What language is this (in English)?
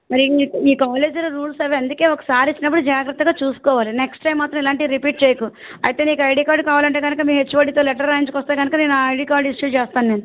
Telugu